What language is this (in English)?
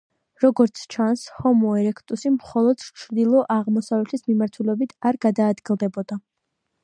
Georgian